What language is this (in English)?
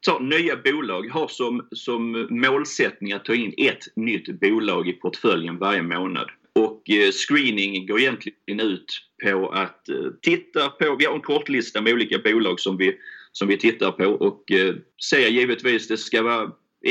Swedish